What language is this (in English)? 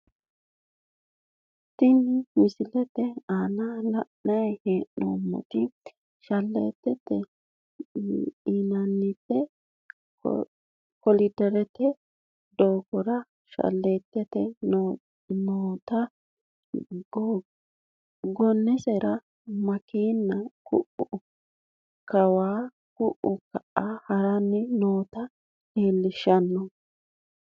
Sidamo